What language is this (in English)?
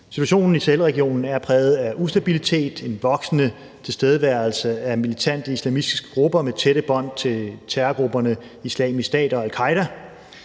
Danish